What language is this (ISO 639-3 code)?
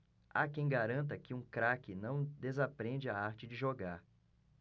por